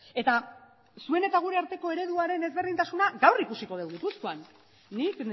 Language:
Basque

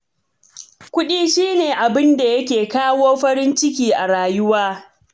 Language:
Hausa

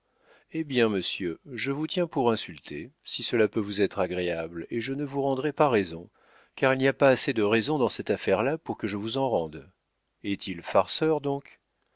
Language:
French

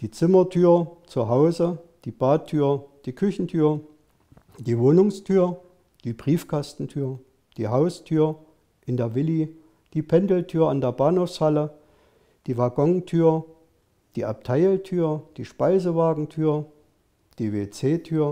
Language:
German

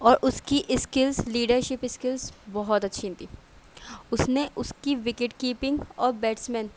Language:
Urdu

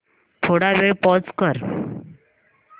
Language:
Marathi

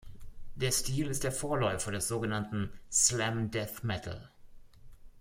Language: German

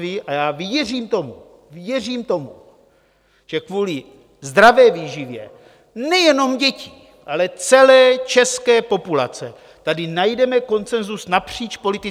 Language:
Czech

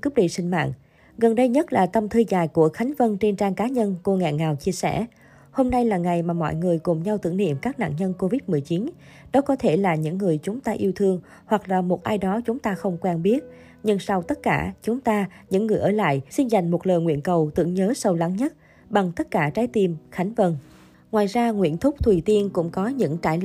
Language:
Vietnamese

